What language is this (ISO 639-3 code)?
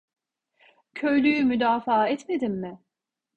tur